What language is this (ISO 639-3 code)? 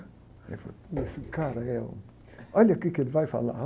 por